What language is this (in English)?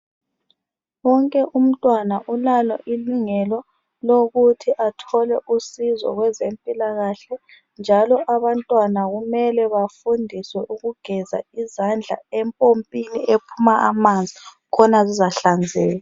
North Ndebele